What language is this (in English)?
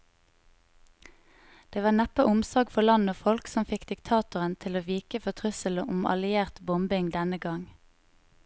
Norwegian